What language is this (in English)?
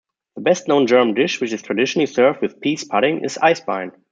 English